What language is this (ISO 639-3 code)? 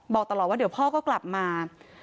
tha